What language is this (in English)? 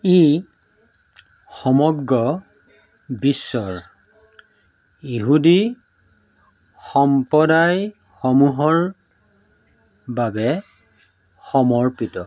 Assamese